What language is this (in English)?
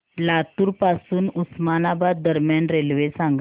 Marathi